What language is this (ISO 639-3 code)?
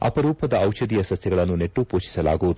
kan